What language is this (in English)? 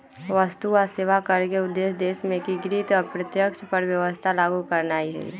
Magahi